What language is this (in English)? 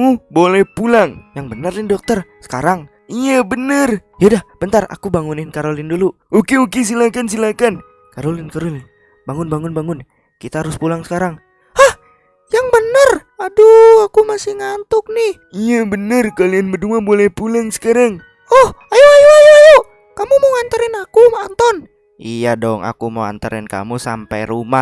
Indonesian